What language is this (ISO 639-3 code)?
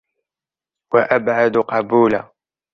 ara